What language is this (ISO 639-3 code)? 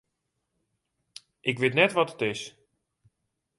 fry